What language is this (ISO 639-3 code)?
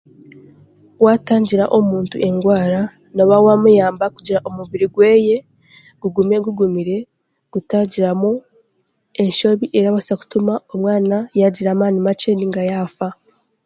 cgg